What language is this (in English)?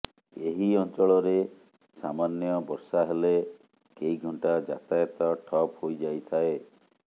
Odia